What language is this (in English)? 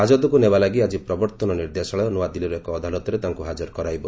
Odia